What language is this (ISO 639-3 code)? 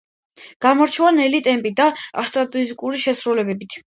kat